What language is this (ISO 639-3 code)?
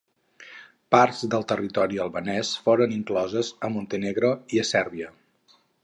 cat